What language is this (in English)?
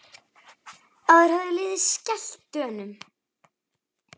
Icelandic